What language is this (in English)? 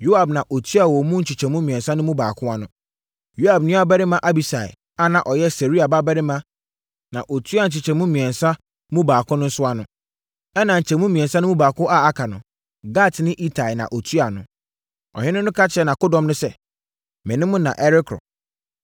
Akan